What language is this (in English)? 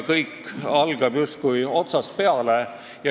Estonian